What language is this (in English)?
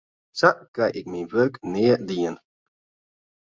Western Frisian